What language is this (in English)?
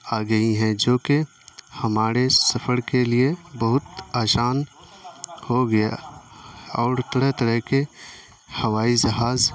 Urdu